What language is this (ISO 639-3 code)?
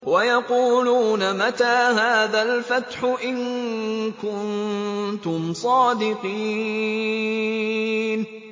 ara